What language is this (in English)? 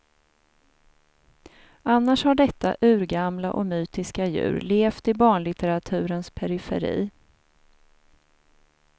Swedish